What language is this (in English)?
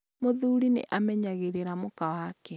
Kikuyu